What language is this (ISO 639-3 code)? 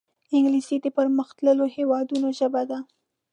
pus